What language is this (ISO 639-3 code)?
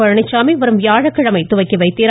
tam